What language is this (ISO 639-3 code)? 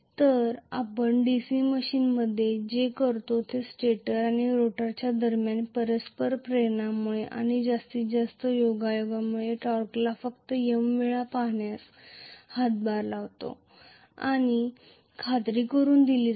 mar